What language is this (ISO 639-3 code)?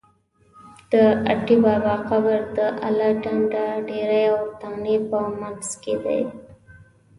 pus